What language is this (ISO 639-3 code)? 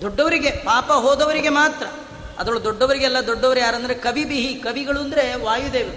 kan